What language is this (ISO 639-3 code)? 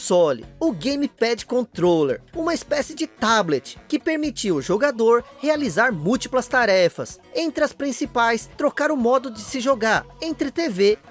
por